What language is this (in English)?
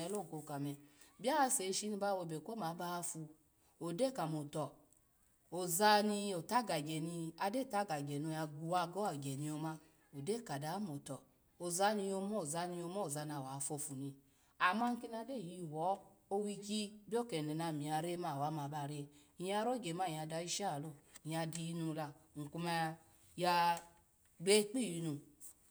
Alago